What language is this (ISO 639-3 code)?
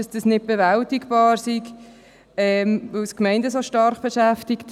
gsw